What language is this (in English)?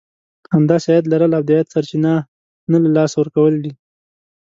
Pashto